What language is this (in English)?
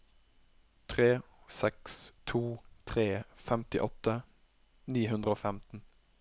Norwegian